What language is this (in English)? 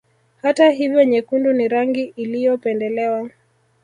Swahili